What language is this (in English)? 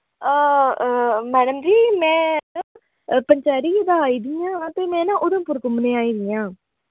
Dogri